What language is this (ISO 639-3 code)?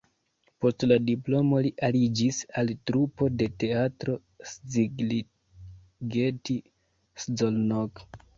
epo